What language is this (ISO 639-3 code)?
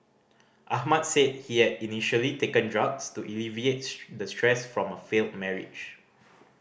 eng